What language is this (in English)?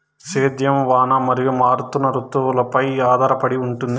Telugu